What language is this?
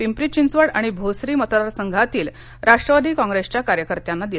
Marathi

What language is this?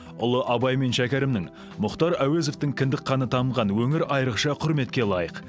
Kazakh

